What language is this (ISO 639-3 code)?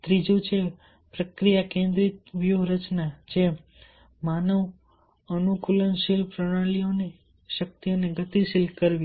guj